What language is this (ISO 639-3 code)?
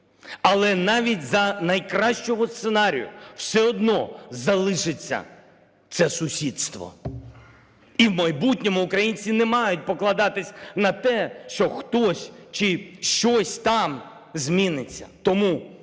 ukr